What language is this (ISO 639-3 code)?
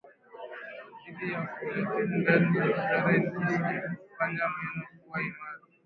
swa